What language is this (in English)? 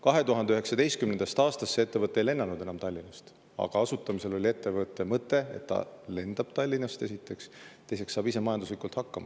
Estonian